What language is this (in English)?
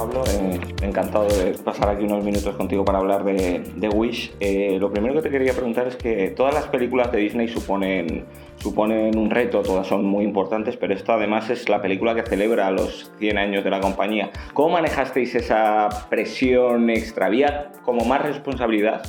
Spanish